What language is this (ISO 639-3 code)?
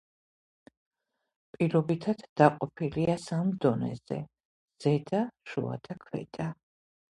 kat